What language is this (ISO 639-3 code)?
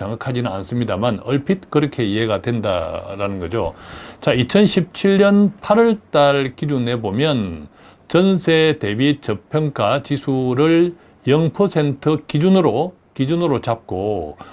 kor